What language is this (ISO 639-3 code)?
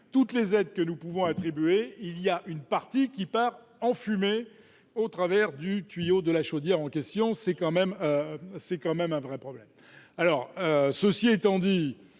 fra